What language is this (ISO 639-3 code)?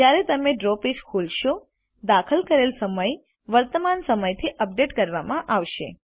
guj